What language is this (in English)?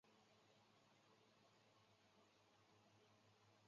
Chinese